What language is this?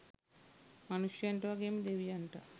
Sinhala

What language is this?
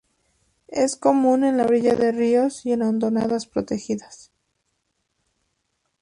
Spanish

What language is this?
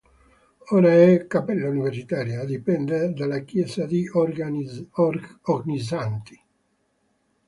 Italian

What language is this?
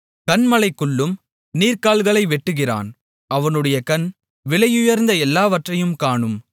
Tamil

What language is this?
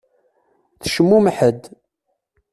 Kabyle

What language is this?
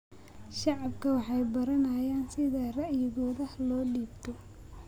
Somali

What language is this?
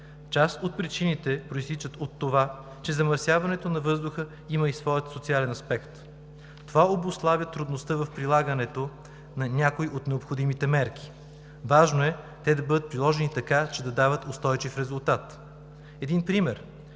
Bulgarian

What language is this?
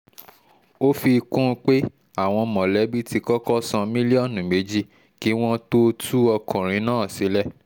Yoruba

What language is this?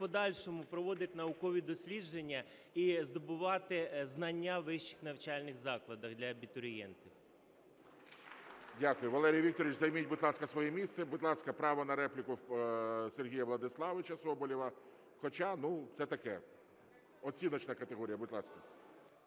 Ukrainian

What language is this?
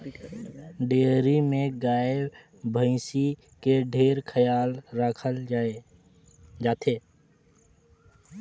Chhattisgarhi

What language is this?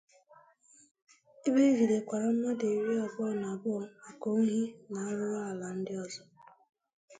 Igbo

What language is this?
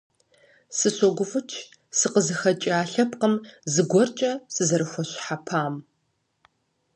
Kabardian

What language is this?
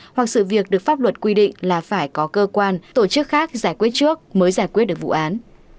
Vietnamese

